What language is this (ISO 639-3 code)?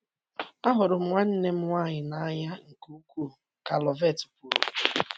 ibo